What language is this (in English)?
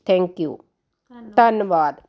Punjabi